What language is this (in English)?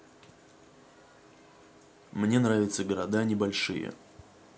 Russian